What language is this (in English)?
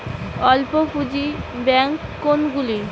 Bangla